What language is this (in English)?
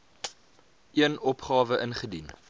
Afrikaans